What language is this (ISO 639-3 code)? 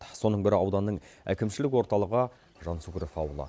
kaz